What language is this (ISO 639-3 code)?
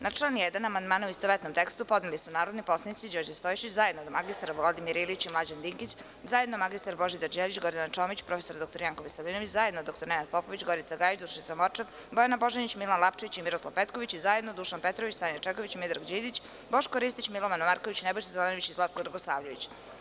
srp